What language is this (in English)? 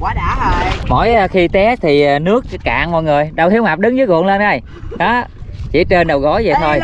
Vietnamese